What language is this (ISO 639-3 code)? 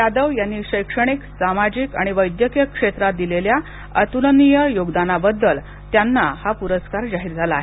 mar